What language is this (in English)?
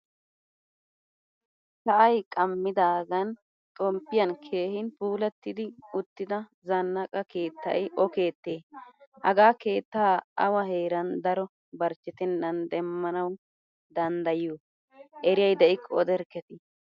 Wolaytta